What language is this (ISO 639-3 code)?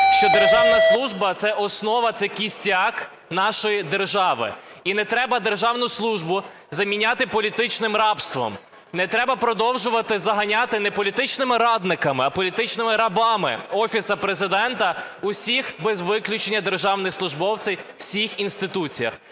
ukr